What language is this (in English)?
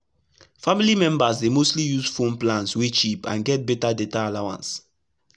Nigerian Pidgin